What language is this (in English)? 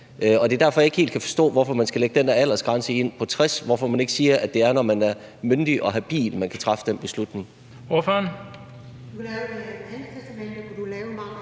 Danish